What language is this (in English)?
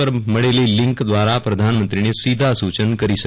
Gujarati